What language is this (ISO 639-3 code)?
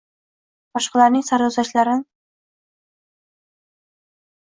uzb